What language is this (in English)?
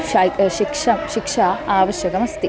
Sanskrit